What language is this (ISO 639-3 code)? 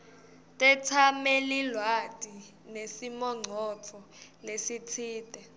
ssw